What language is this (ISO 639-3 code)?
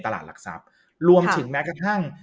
tha